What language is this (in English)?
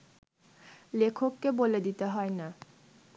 Bangla